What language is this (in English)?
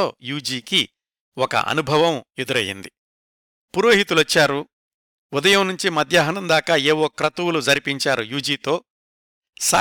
Telugu